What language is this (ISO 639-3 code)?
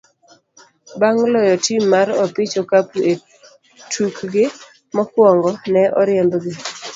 luo